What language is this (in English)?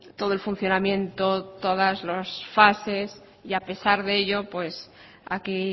Spanish